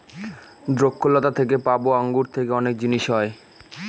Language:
Bangla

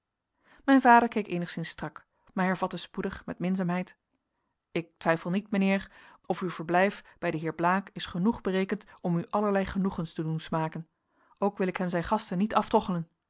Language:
Dutch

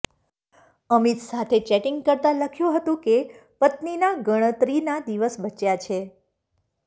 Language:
Gujarati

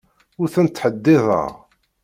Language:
Kabyle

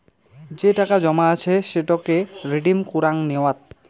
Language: Bangla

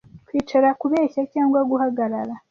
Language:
Kinyarwanda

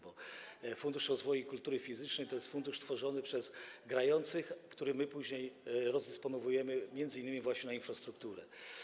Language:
Polish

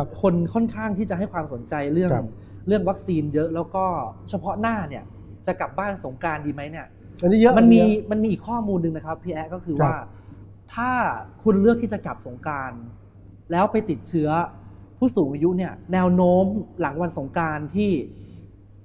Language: Thai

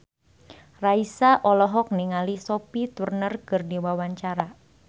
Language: Sundanese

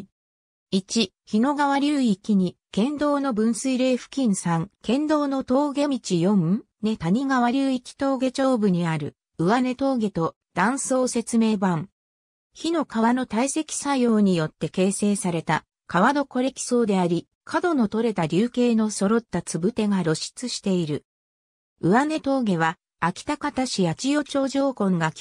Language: Japanese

